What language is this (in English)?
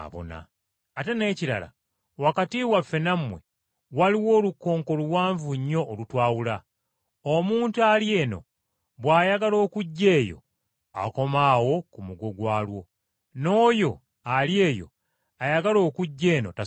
Ganda